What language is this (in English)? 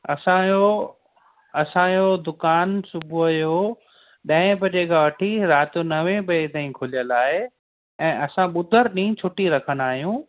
Sindhi